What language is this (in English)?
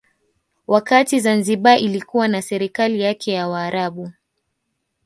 Swahili